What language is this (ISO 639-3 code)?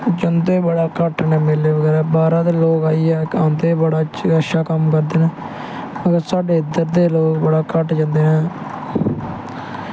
doi